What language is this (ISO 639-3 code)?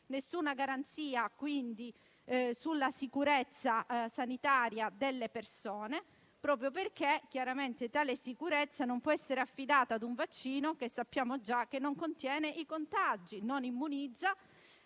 ita